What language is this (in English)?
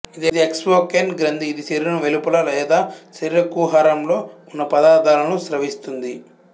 Telugu